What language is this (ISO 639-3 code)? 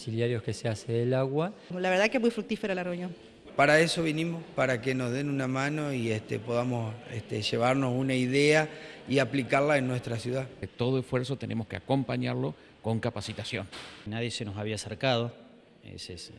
spa